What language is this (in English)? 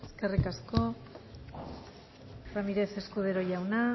Basque